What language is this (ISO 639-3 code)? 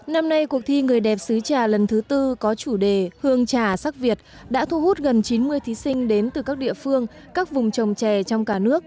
vie